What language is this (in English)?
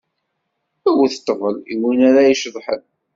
Kabyle